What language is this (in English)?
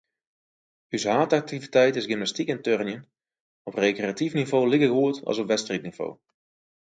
Western Frisian